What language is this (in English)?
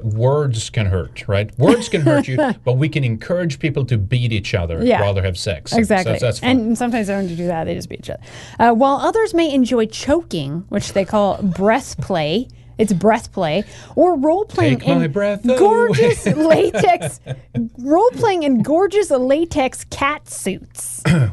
English